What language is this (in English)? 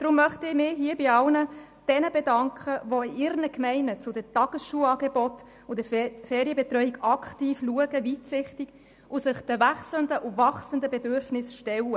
Swiss German